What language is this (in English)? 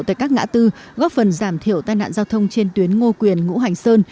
Vietnamese